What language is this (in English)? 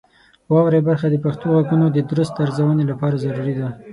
Pashto